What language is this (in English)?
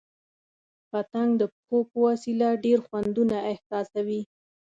Pashto